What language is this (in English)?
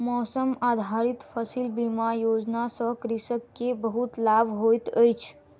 Maithili